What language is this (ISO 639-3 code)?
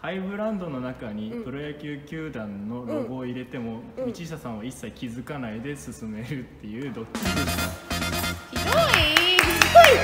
jpn